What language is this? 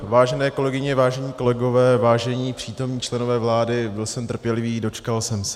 Czech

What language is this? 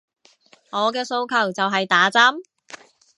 Cantonese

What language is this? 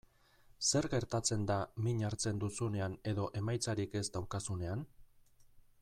Basque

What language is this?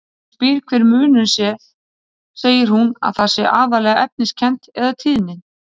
Icelandic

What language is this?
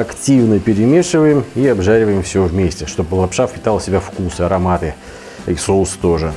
Russian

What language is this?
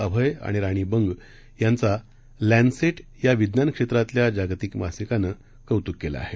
Marathi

